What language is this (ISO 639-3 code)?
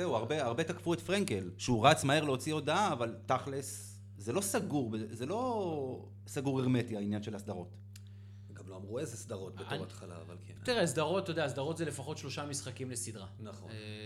heb